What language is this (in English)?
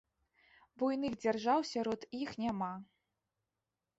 Belarusian